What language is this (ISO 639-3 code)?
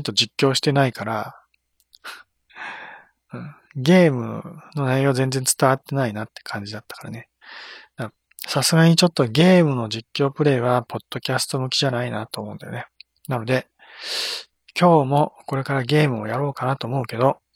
jpn